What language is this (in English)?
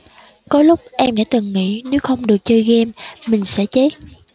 Vietnamese